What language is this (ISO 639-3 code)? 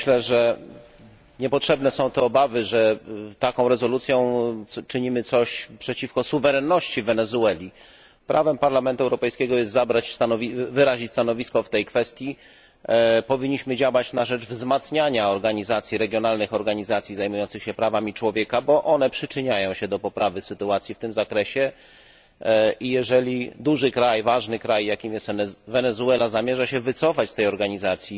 pol